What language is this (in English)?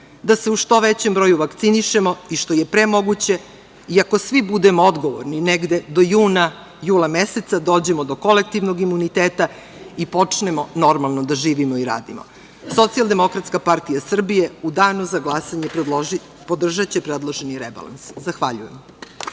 Serbian